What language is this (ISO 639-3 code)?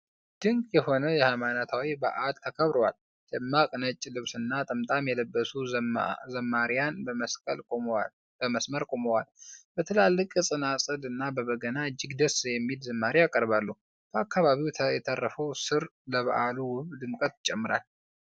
amh